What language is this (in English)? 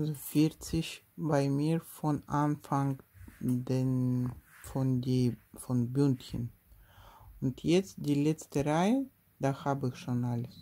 German